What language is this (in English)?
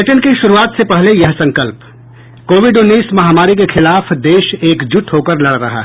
Hindi